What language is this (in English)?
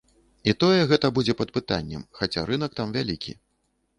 Belarusian